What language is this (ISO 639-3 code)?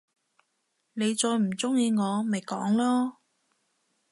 yue